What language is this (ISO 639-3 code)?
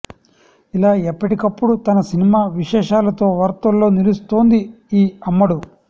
tel